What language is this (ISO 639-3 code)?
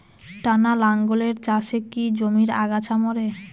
ben